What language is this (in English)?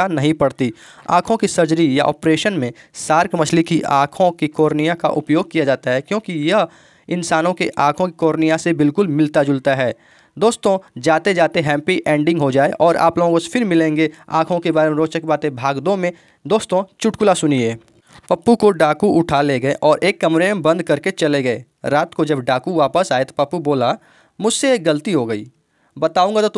Hindi